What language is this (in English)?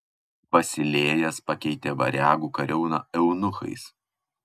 Lithuanian